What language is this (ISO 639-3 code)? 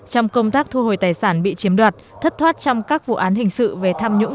vie